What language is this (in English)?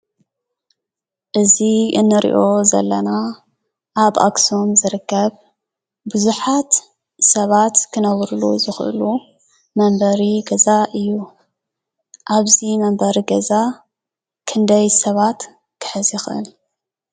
Tigrinya